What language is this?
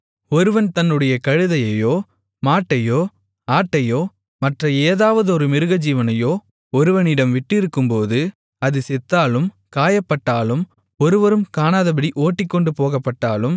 Tamil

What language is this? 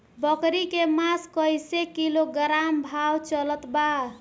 Bhojpuri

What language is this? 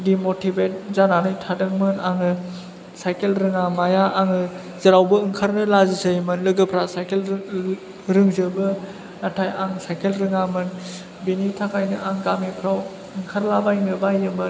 Bodo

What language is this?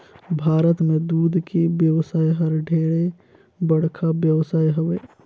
Chhattisgarhi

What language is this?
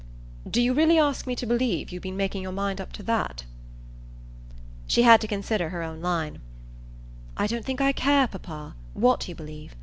English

